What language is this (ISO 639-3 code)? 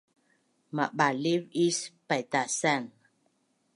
bnn